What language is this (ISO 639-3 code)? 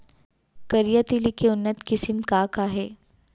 hne